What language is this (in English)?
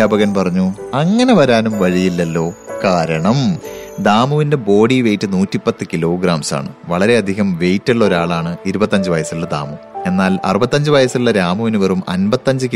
Malayalam